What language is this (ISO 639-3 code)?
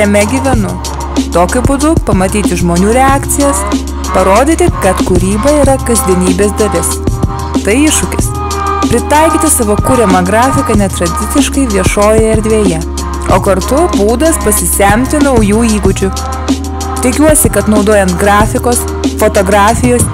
lit